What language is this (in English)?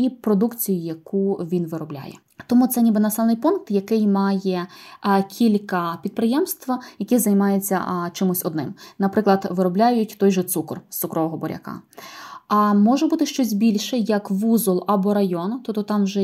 Ukrainian